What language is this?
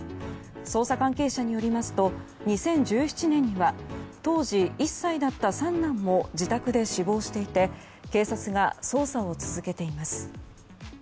Japanese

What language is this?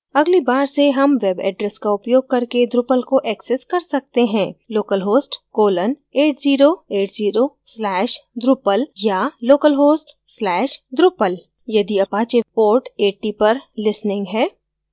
Hindi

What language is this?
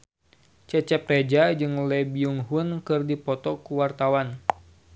Sundanese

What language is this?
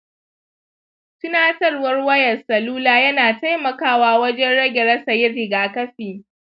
Hausa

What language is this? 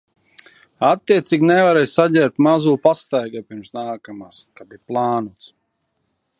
Latvian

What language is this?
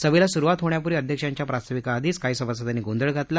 Marathi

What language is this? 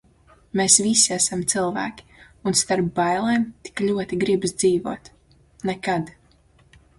Latvian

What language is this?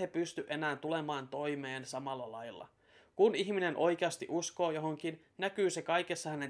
Finnish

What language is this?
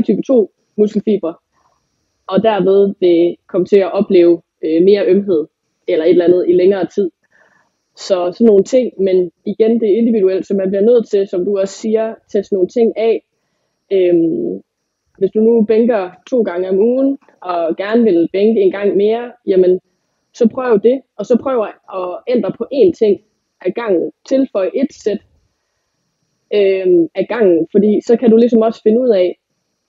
Danish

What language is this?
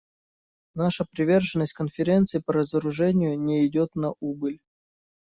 Russian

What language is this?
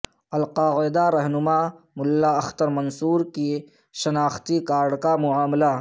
Urdu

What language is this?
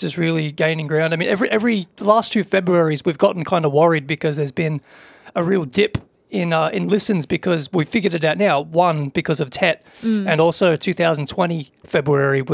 Vietnamese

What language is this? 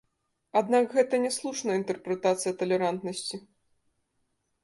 Belarusian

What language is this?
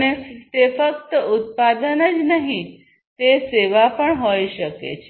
Gujarati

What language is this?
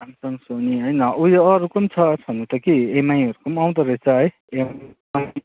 Nepali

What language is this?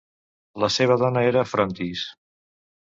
Catalan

